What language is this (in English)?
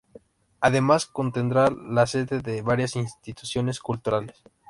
Spanish